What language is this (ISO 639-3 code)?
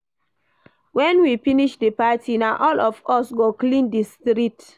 pcm